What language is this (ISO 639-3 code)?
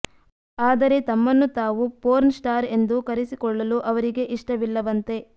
kan